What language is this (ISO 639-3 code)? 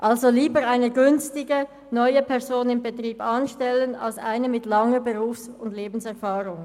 gsw